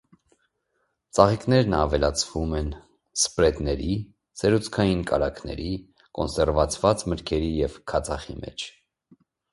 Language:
Armenian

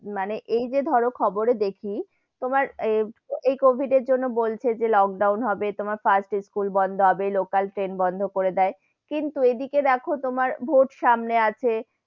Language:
Bangla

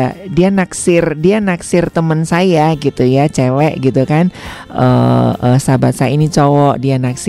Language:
Indonesian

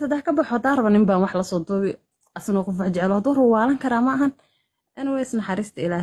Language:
Arabic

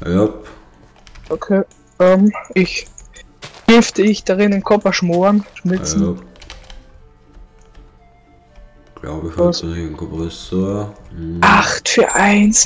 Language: German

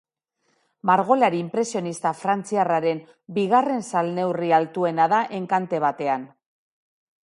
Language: Basque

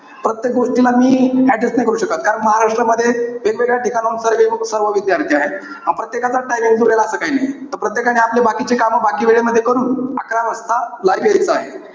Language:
Marathi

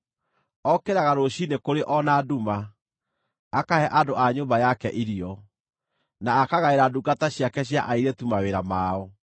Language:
Kikuyu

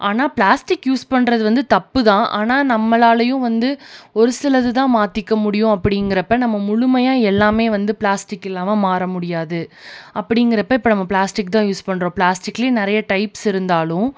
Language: Tamil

